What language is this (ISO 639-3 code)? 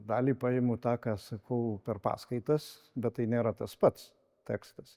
lit